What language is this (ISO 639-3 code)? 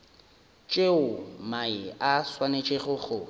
nso